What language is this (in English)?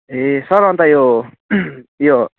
Nepali